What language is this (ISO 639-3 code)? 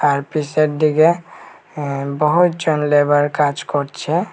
ben